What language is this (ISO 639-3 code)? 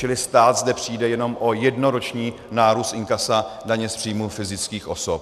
ces